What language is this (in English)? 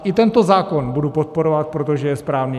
Czech